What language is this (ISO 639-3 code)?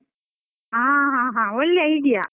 kan